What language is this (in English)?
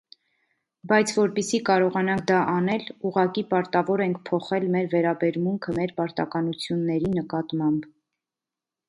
Armenian